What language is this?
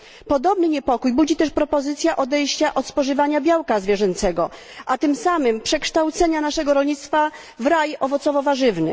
Polish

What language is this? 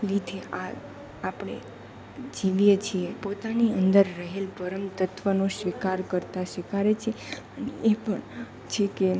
Gujarati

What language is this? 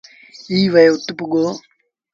Sindhi Bhil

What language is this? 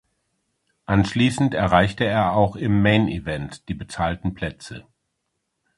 German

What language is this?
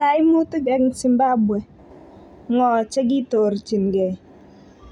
Kalenjin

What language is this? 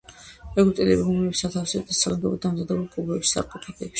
Georgian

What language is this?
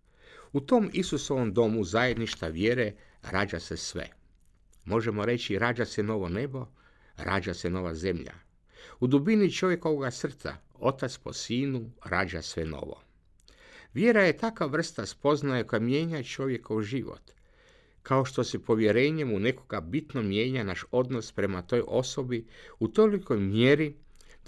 Croatian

